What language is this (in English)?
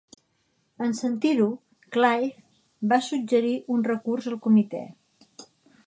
Catalan